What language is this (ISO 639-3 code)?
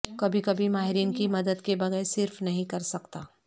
urd